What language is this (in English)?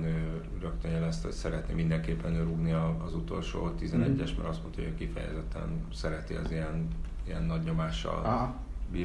Hungarian